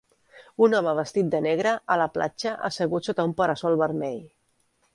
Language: Catalan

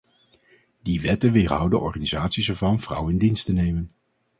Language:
Dutch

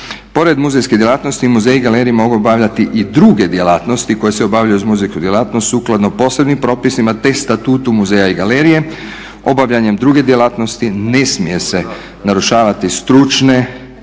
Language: Croatian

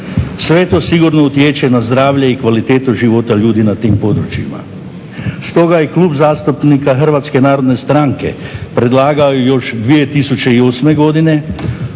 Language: Croatian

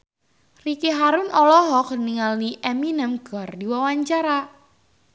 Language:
Sundanese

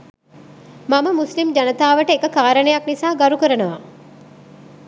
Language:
Sinhala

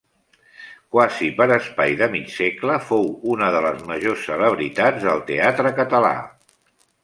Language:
Catalan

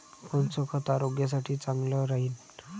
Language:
Marathi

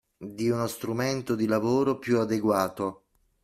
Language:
Italian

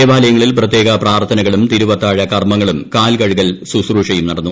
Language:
Malayalam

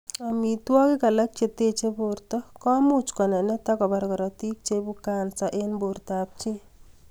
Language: Kalenjin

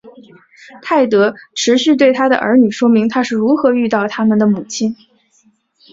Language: Chinese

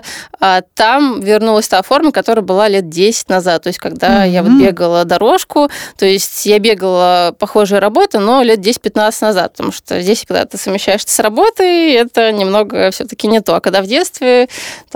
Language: Russian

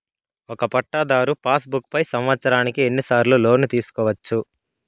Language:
Telugu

